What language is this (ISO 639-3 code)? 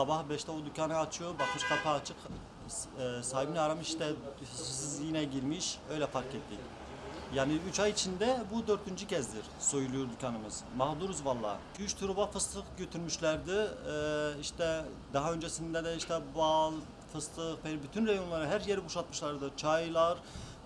tur